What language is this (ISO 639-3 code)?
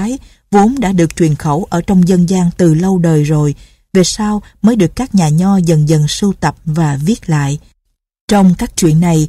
vie